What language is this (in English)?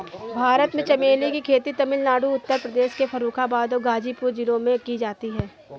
Hindi